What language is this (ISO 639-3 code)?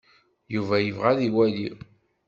kab